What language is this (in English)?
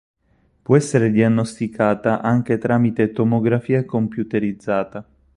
Italian